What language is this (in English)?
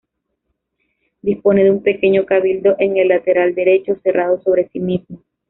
Spanish